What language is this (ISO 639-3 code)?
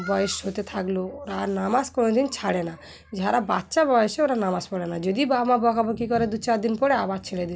ben